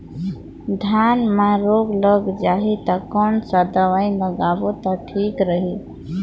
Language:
Chhattisgarhi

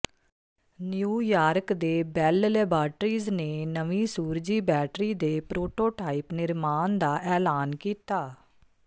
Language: Punjabi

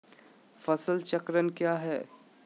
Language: Magahi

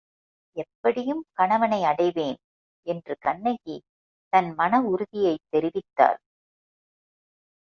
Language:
Tamil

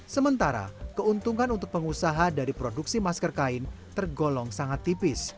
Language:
Indonesian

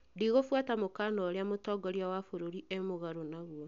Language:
Kikuyu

